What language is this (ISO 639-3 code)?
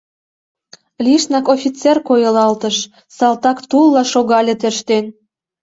chm